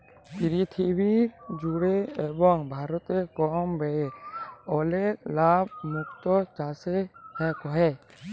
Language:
Bangla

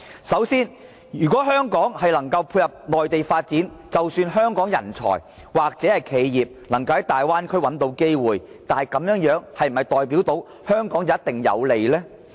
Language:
Cantonese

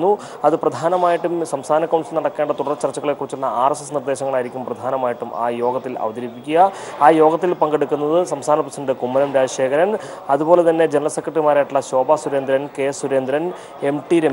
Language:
Turkish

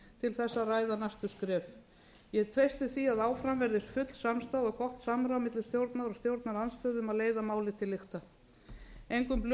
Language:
Icelandic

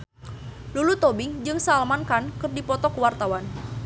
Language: Sundanese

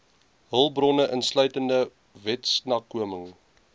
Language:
Afrikaans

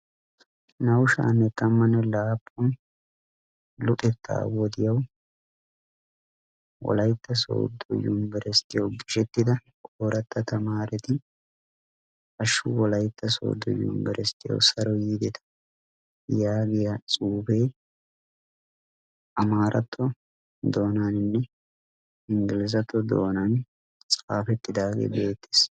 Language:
Wolaytta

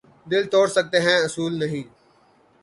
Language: Urdu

